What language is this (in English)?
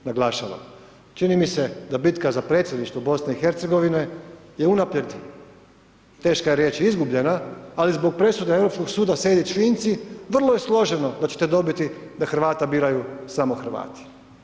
Croatian